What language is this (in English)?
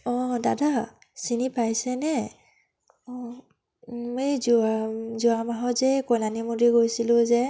Assamese